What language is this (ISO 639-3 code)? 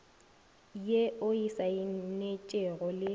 nso